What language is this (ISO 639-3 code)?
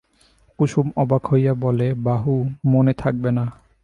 ben